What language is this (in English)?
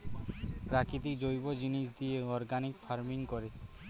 Bangla